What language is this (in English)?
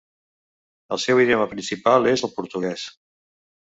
Catalan